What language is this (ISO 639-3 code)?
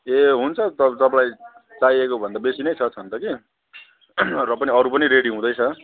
nep